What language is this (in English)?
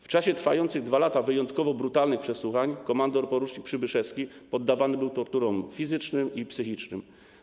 Polish